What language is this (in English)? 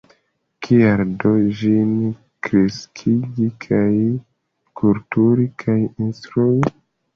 Esperanto